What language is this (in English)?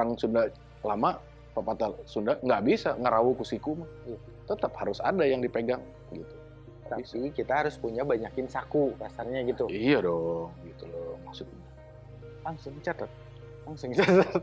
Indonesian